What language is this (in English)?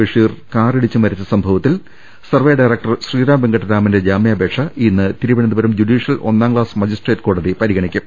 Malayalam